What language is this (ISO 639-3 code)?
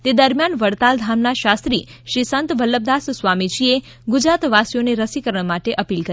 guj